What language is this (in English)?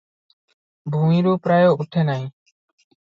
Odia